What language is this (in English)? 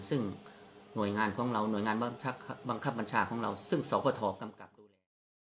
Thai